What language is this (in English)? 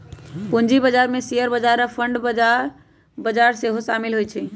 Magahi